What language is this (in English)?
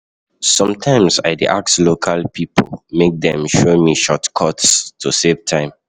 Nigerian Pidgin